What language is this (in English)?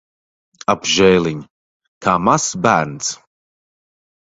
Latvian